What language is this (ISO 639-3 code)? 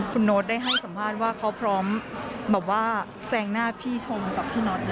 tha